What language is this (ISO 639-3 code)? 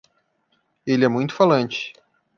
por